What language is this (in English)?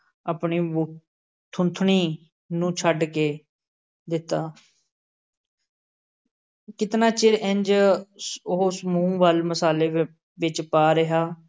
Punjabi